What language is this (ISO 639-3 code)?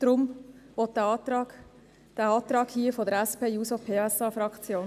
gsw